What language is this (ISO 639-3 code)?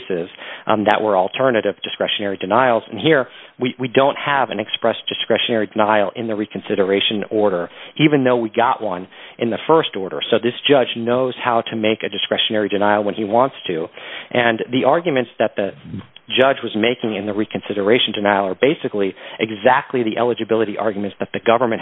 eng